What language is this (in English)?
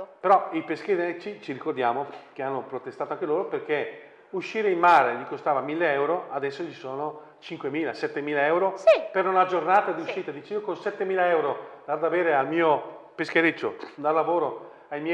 Italian